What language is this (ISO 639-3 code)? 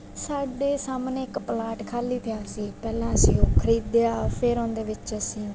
pan